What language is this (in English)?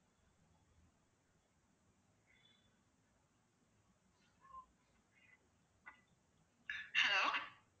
Tamil